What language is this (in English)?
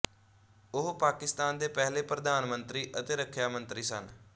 Punjabi